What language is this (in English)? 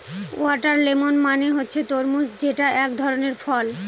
Bangla